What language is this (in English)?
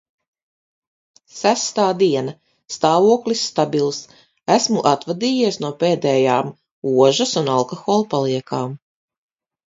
Latvian